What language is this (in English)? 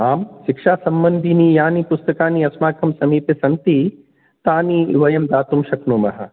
Sanskrit